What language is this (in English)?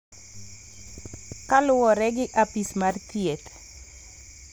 Luo (Kenya and Tanzania)